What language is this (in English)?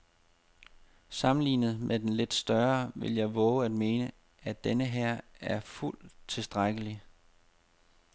Danish